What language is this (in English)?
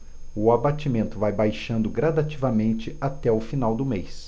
Portuguese